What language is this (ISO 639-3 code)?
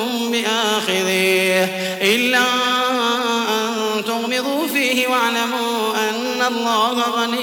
ara